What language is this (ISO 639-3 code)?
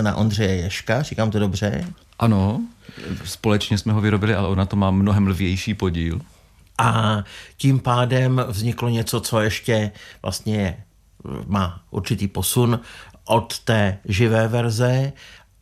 ces